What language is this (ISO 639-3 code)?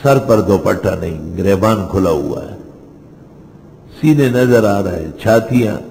ara